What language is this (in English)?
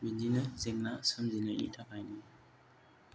Bodo